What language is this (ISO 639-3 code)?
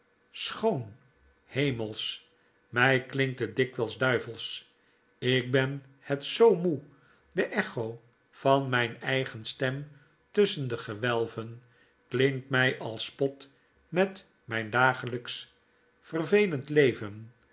nld